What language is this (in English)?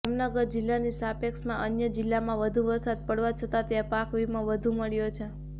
Gujarati